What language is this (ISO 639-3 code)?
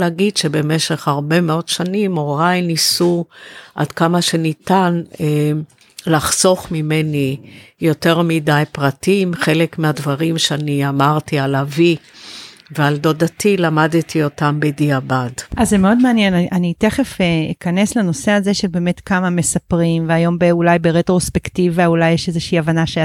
heb